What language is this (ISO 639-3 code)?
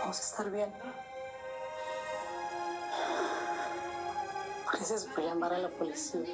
spa